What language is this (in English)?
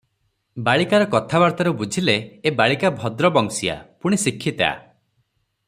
Odia